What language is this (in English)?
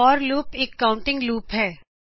Punjabi